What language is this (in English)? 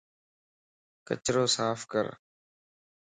Lasi